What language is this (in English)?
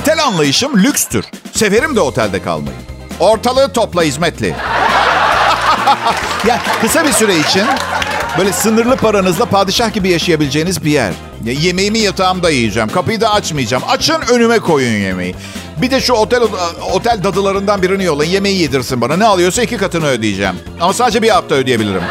Turkish